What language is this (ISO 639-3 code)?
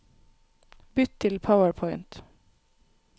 nor